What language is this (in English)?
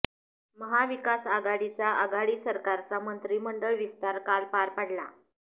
Marathi